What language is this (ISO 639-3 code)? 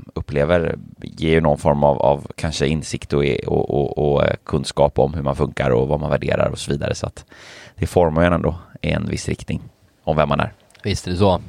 swe